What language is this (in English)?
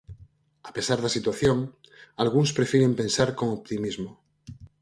Galician